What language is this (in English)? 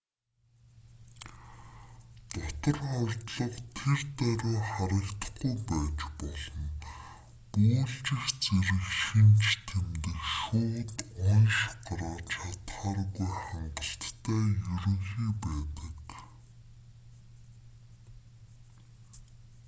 Mongolian